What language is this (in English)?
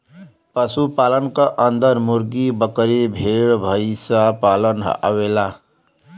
Bhojpuri